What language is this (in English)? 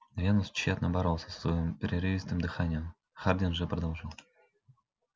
Russian